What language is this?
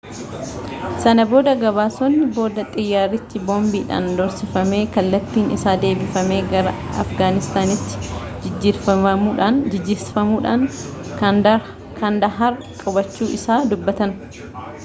Oromo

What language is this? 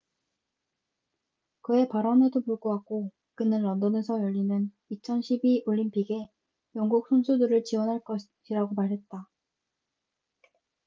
Korean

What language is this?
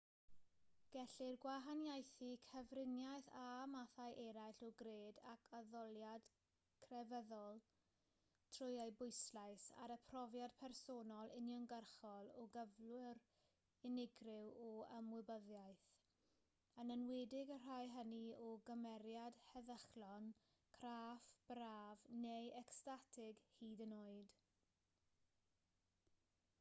Welsh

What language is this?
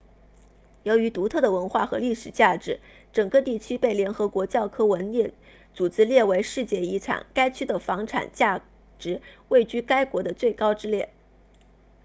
Chinese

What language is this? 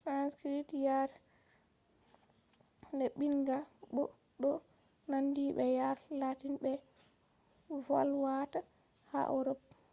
Fula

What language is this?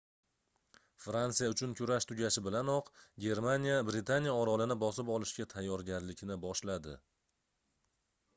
Uzbek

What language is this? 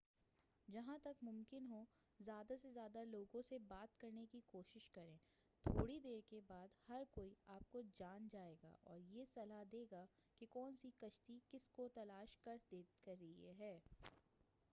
Urdu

